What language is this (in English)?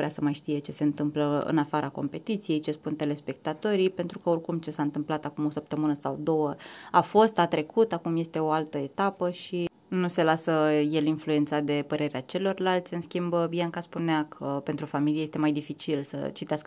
Romanian